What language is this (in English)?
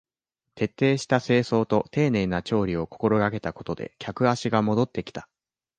Japanese